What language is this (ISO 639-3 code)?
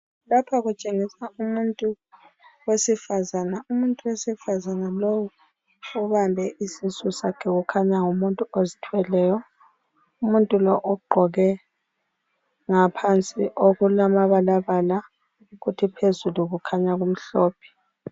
nde